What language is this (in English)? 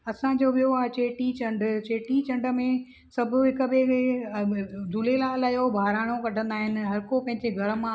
Sindhi